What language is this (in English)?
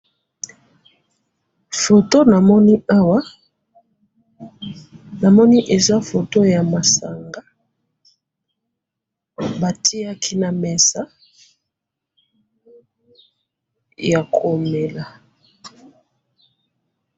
Lingala